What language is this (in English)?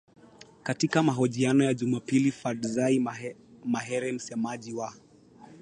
Swahili